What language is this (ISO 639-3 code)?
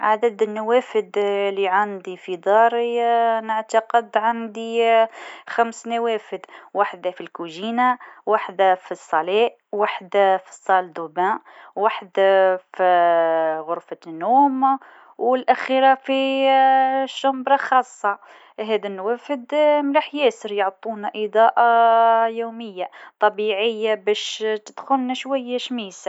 aeb